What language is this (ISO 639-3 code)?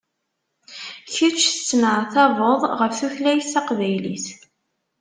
kab